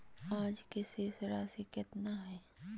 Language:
Magahi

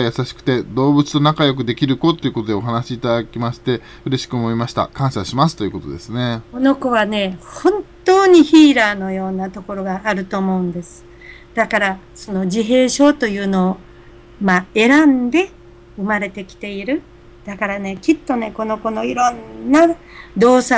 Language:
Japanese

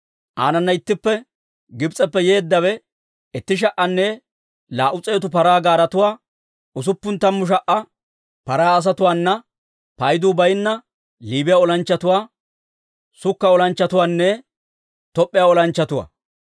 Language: Dawro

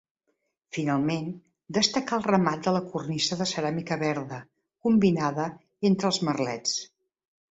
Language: Catalan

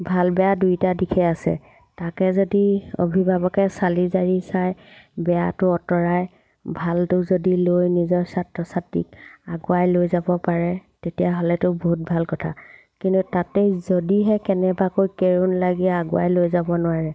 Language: Assamese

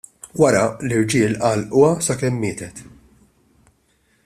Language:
Maltese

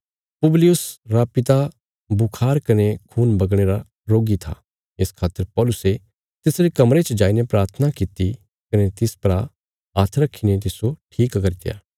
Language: Bilaspuri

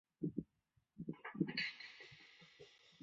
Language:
Chinese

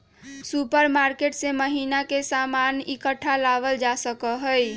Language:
Magahi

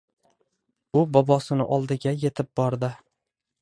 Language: Uzbek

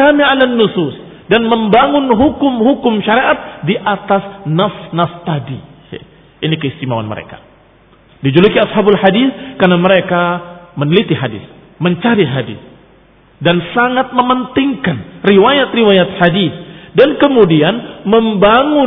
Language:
Indonesian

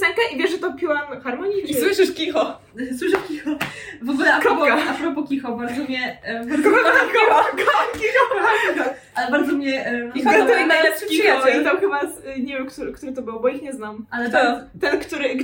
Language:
Polish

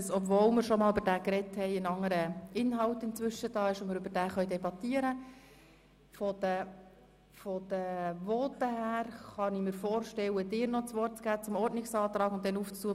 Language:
Swiss German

